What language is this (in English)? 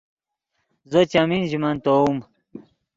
Yidgha